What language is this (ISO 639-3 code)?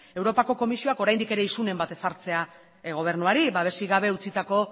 eus